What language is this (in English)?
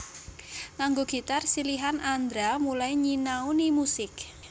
Javanese